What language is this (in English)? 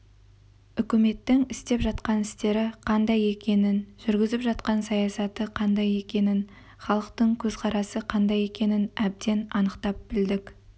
Kazakh